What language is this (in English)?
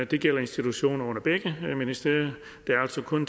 Danish